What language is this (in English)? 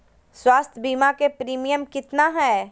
Magahi